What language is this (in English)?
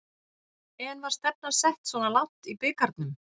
Icelandic